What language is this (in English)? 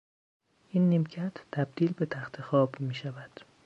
Persian